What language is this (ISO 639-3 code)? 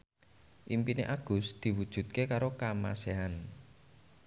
jav